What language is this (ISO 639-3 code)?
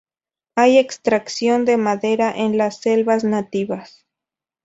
spa